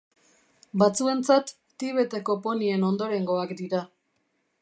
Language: Basque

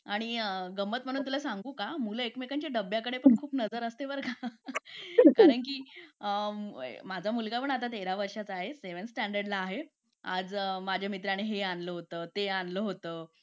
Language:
Marathi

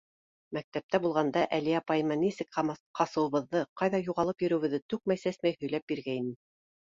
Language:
Bashkir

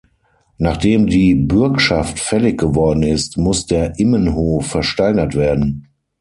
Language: German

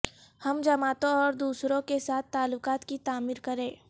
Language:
Urdu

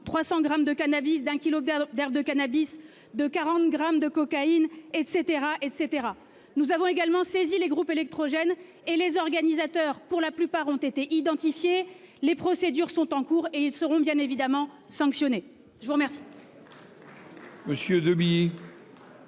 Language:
French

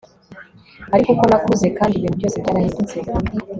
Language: Kinyarwanda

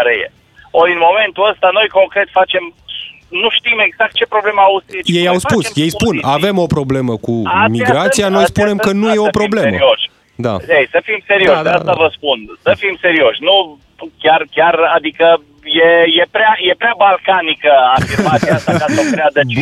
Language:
Romanian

